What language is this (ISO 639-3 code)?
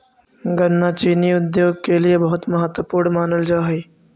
mag